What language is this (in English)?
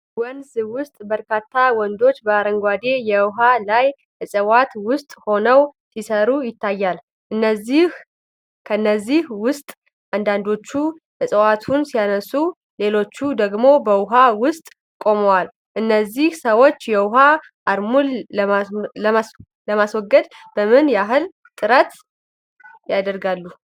Amharic